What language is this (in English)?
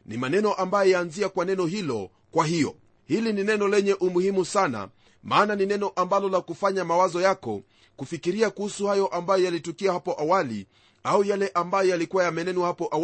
Swahili